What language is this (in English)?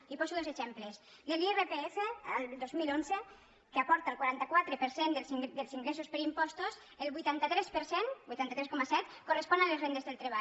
Catalan